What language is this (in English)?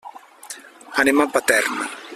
Catalan